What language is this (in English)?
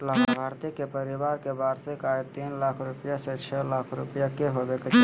Magahi